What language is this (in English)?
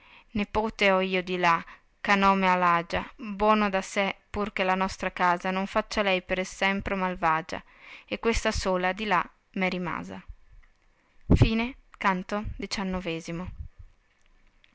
Italian